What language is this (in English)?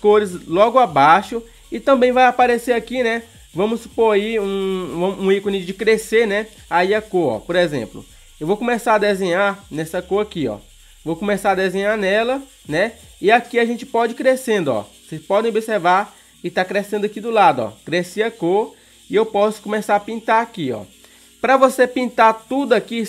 Portuguese